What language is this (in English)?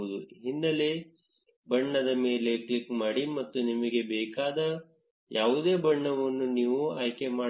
Kannada